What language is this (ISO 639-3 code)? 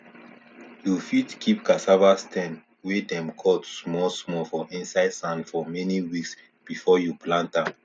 pcm